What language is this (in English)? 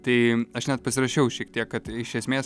Lithuanian